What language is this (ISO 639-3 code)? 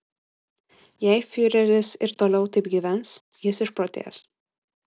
lit